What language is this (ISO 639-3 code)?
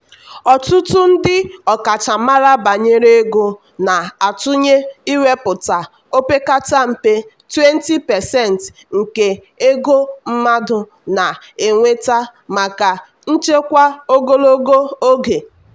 ibo